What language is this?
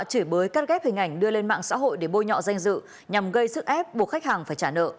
Vietnamese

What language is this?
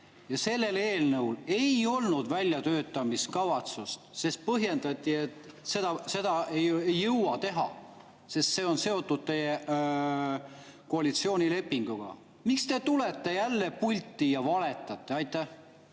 Estonian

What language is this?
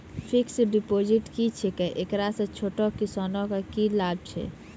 Maithili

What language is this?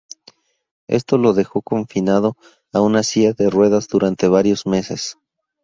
Spanish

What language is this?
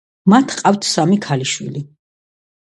Georgian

